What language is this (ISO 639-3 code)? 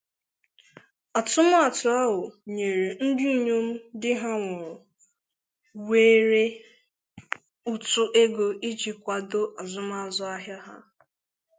ibo